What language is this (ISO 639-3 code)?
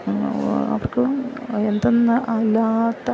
mal